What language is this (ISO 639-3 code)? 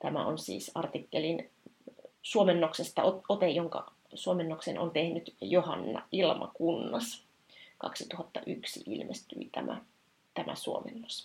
fin